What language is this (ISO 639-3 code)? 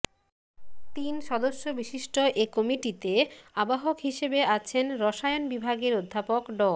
ben